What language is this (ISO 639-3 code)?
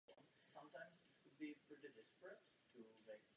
ces